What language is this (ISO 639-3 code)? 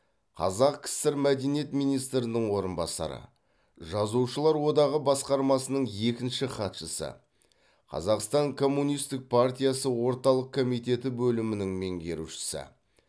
kaz